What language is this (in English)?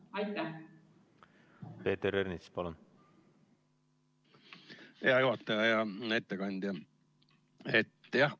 Estonian